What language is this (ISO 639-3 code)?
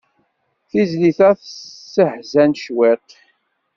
kab